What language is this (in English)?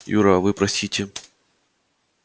Russian